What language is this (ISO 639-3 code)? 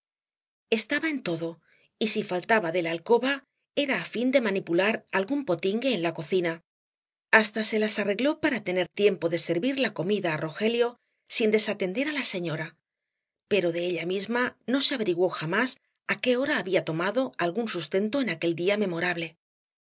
spa